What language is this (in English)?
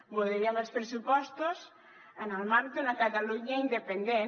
Catalan